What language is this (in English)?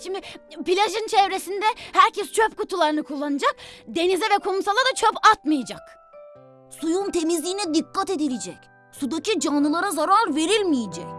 Turkish